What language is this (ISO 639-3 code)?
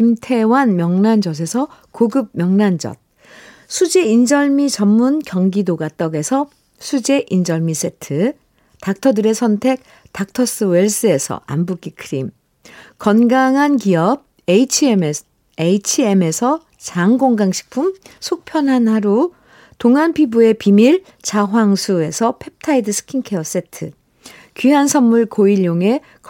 kor